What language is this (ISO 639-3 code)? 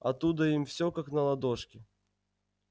rus